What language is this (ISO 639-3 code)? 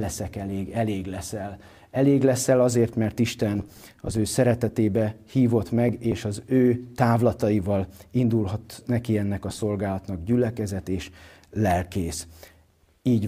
hun